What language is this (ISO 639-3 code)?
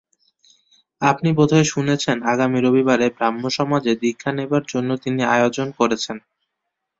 ben